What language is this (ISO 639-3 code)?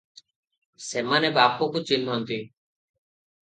ori